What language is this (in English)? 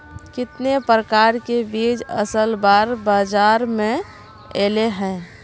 Magahi